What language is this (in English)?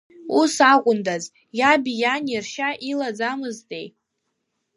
Abkhazian